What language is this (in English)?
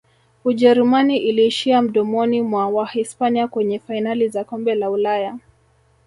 Swahili